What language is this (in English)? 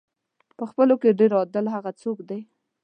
Pashto